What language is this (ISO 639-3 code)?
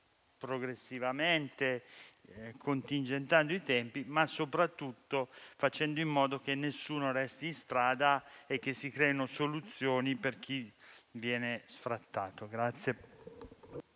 ita